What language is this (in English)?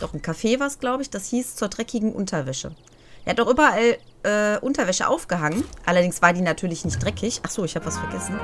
German